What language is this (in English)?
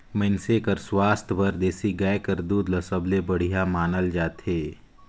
Chhattisgarhi